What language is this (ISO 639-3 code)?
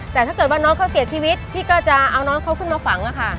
tha